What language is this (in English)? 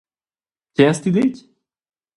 Romansh